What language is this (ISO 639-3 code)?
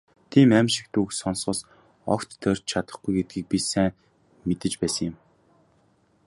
mon